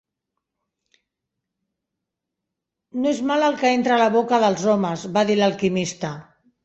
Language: Catalan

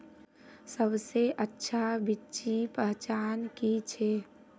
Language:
Magahi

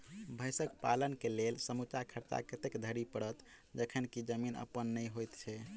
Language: Maithili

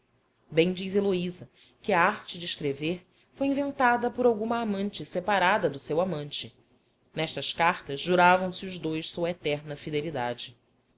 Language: Portuguese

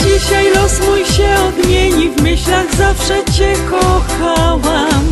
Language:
Polish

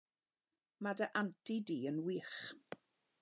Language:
Welsh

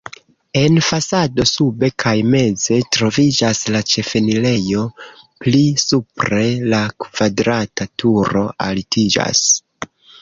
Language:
Esperanto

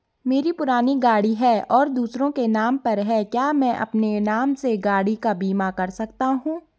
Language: Hindi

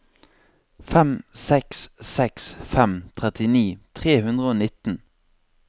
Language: Norwegian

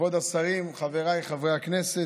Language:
Hebrew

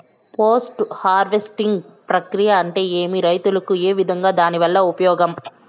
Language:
Telugu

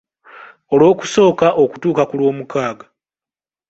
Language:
Ganda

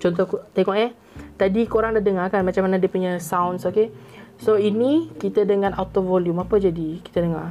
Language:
Malay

